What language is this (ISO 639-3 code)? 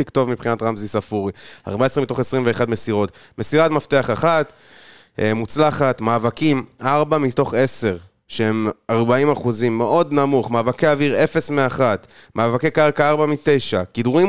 heb